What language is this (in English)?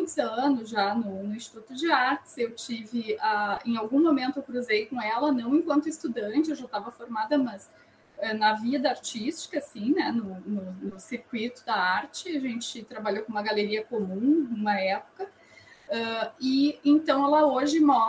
Portuguese